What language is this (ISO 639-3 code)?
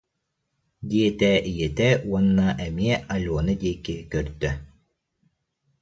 sah